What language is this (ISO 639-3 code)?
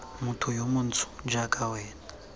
tsn